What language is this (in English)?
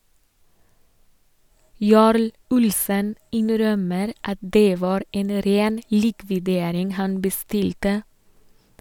Norwegian